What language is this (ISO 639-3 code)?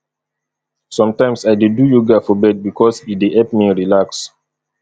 pcm